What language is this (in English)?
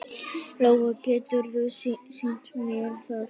Icelandic